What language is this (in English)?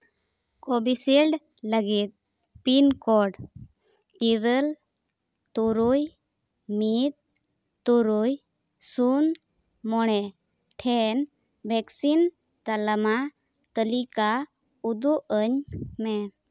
Santali